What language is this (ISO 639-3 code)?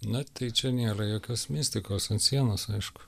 lit